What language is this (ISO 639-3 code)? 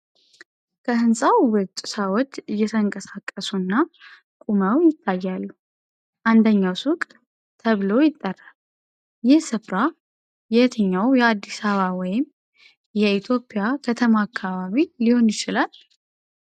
amh